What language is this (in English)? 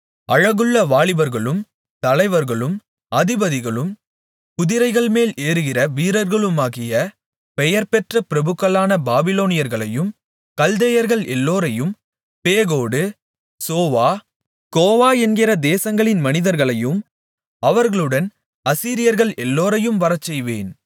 Tamil